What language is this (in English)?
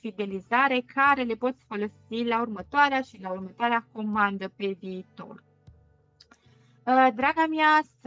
Romanian